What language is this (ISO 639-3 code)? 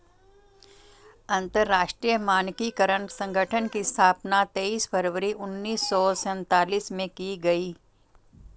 hin